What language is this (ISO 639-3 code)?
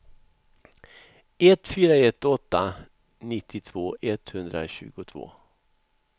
swe